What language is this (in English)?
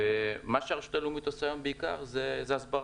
Hebrew